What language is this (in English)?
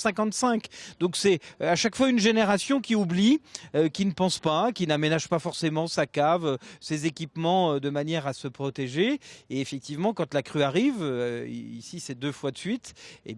French